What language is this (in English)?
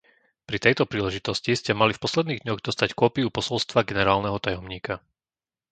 Slovak